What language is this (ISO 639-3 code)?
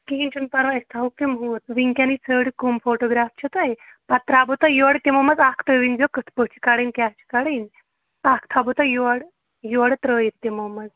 kas